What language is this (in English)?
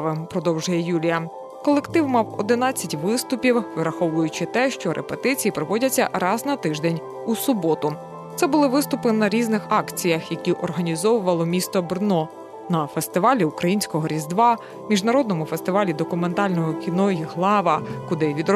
Ukrainian